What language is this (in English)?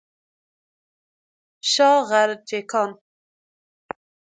Persian